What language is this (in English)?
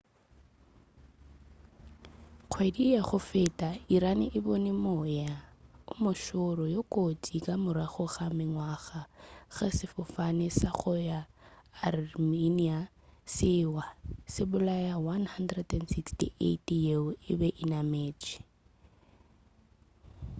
Northern Sotho